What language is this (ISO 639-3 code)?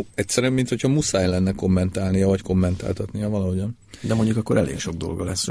hun